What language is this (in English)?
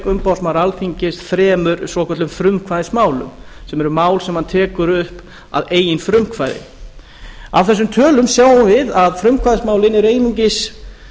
Icelandic